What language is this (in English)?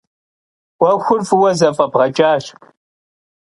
Kabardian